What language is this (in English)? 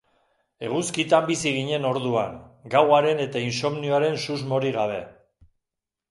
Basque